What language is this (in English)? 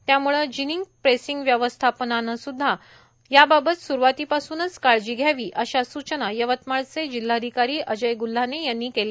Marathi